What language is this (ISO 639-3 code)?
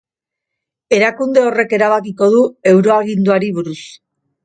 eus